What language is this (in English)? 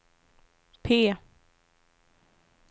Swedish